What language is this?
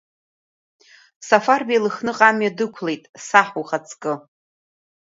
Abkhazian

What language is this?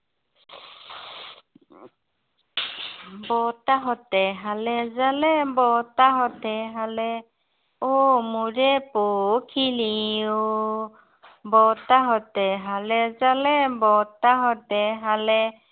Assamese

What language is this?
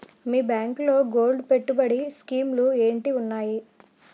Telugu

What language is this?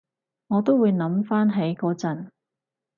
Cantonese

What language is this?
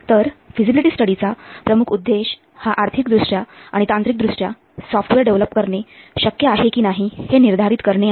Marathi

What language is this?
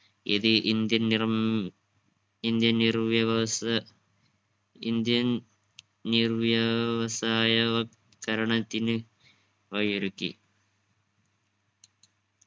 Malayalam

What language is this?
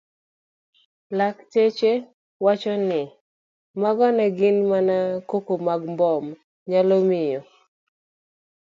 Luo (Kenya and Tanzania)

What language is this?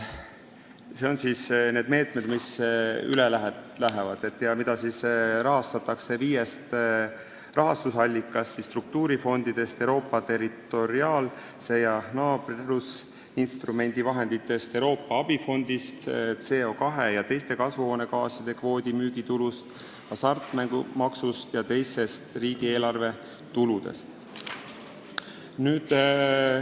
Estonian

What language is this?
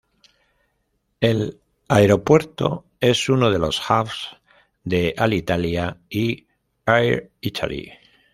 Spanish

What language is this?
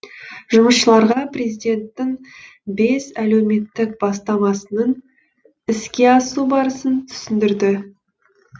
Kazakh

